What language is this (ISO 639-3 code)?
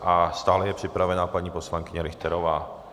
ces